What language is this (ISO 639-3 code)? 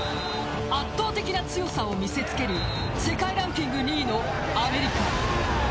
jpn